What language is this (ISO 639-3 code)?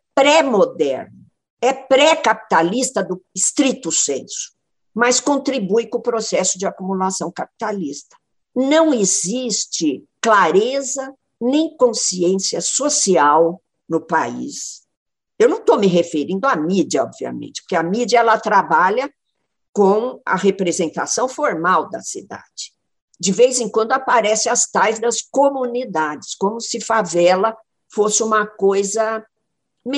por